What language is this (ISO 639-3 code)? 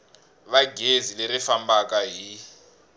tso